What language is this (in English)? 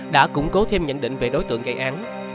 Vietnamese